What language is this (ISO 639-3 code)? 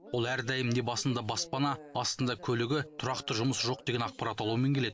kaz